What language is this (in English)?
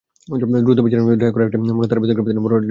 Bangla